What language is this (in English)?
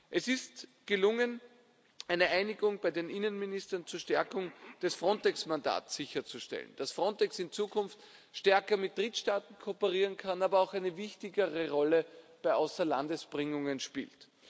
German